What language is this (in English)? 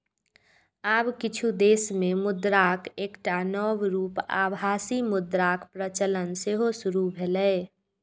Maithili